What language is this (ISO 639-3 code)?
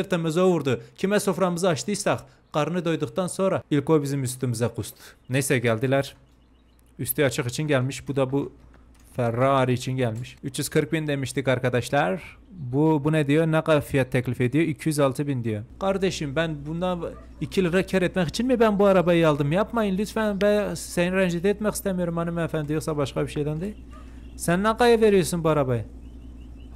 tur